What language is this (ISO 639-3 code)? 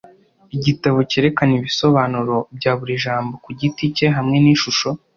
kin